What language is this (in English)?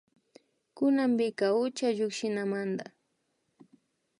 Imbabura Highland Quichua